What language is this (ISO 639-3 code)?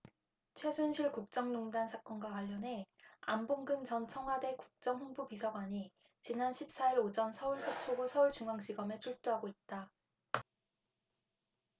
kor